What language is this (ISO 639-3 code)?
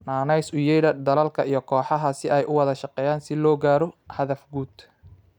som